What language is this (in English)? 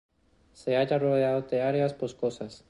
Spanish